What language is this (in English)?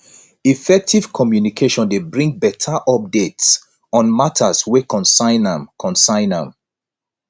Nigerian Pidgin